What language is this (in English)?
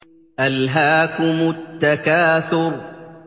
Arabic